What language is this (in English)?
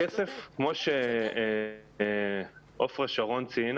Hebrew